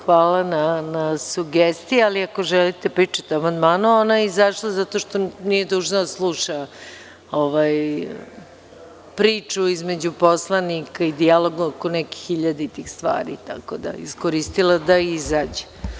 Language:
Serbian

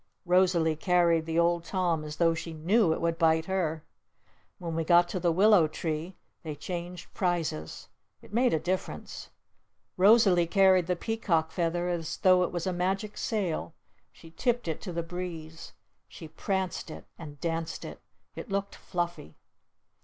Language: English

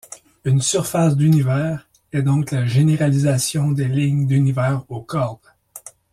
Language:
French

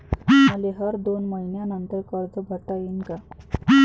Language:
Marathi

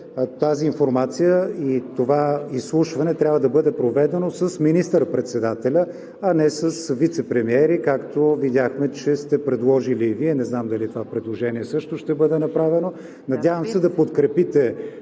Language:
Bulgarian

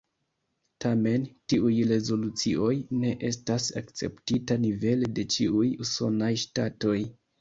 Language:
Esperanto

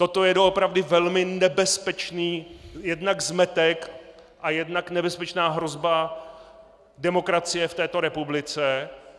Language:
Czech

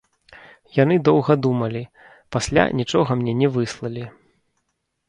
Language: Belarusian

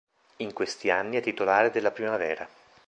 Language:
Italian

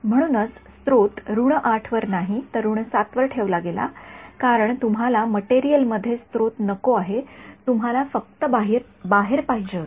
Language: Marathi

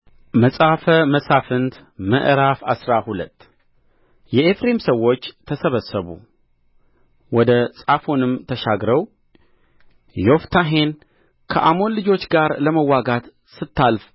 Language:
Amharic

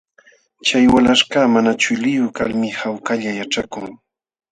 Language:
Jauja Wanca Quechua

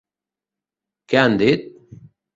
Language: Catalan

